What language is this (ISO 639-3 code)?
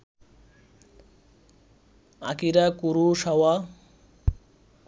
ben